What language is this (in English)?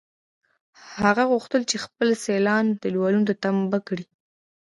Pashto